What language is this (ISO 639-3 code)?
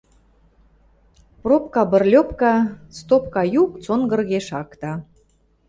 mrj